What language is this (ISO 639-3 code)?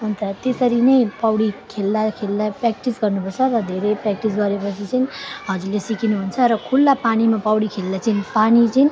nep